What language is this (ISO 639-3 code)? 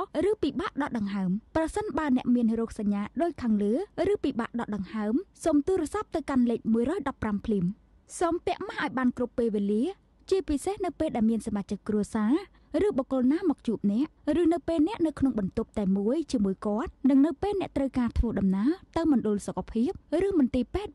tha